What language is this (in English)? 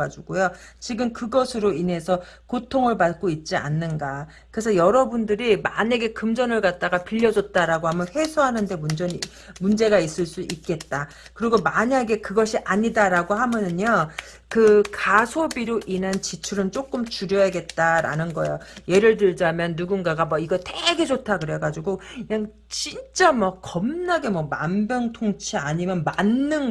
Korean